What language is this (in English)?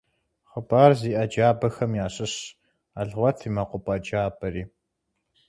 Kabardian